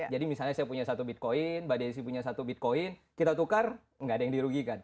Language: Indonesian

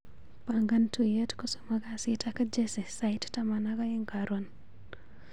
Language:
Kalenjin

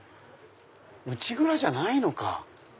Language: Japanese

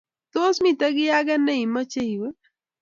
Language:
Kalenjin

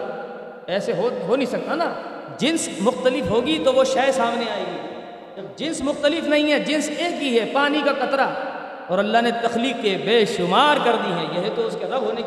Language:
Urdu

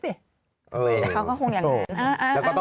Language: Thai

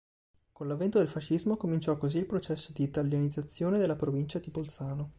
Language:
Italian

